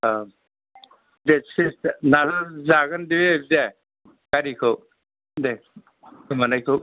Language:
Bodo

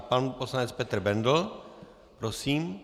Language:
Czech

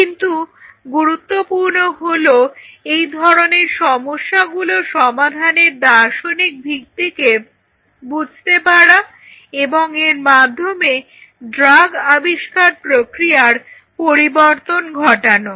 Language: Bangla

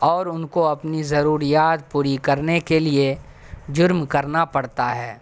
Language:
Urdu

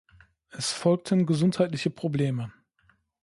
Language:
German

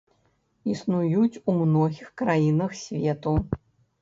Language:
Belarusian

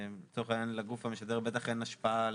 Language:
Hebrew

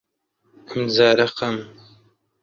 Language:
Central Kurdish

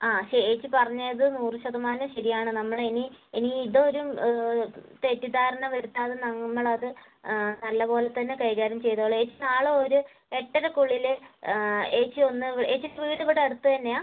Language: Malayalam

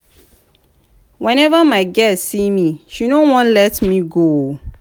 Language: Nigerian Pidgin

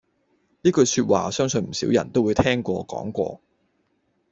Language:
Cantonese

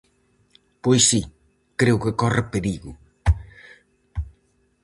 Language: Galician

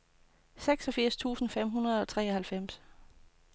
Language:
Danish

